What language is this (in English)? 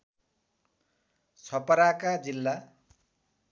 Nepali